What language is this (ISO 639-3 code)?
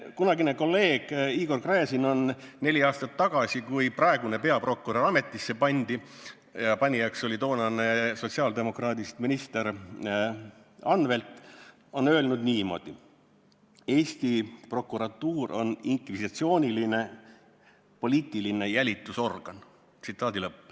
est